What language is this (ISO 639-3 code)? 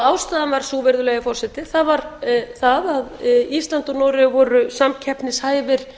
isl